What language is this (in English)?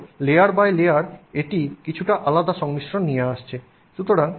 Bangla